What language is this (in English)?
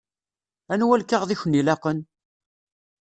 Kabyle